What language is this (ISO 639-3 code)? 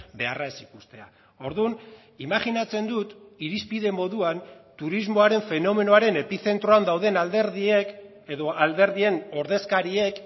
eus